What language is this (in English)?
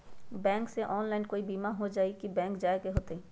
Magahi